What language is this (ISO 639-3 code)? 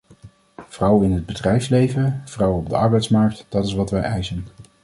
nld